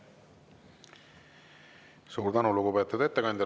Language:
Estonian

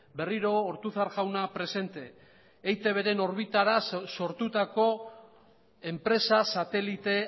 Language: Basque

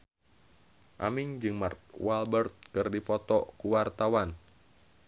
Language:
Sundanese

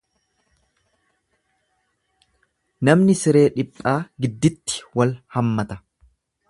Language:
Oromo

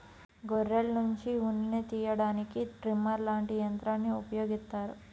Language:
Telugu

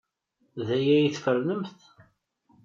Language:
Kabyle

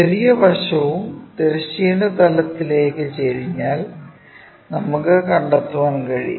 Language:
Malayalam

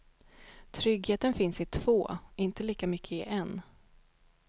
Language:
Swedish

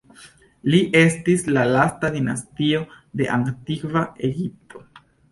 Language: Esperanto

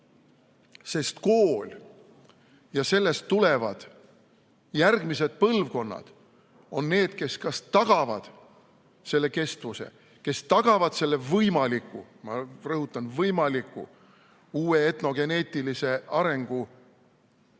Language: Estonian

